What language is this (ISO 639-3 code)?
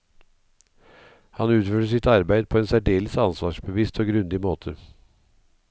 nor